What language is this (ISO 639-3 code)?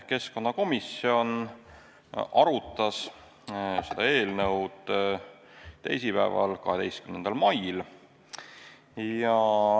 est